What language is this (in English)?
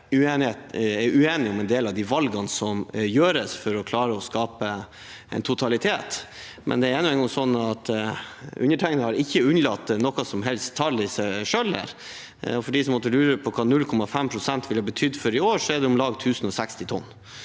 Norwegian